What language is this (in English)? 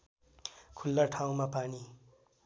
Nepali